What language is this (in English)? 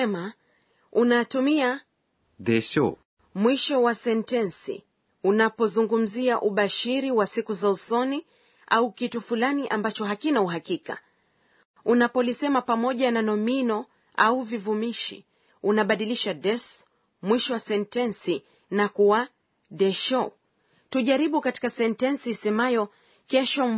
Swahili